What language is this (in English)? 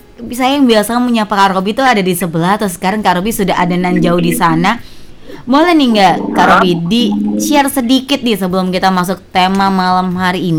Indonesian